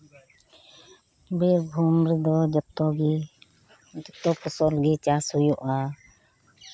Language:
Santali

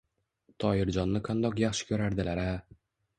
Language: Uzbek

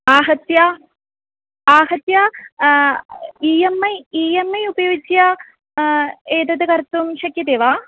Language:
Sanskrit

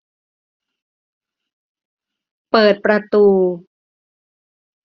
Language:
Thai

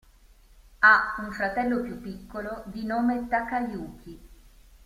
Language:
Italian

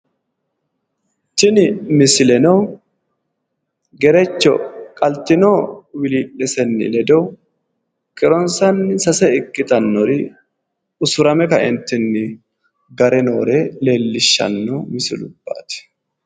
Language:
Sidamo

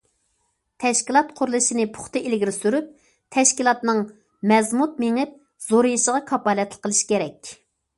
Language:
Uyghur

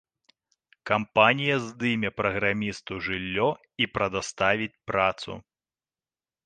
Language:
Belarusian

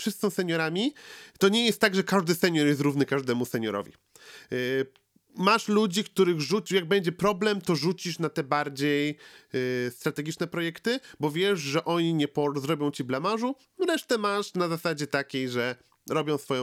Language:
Polish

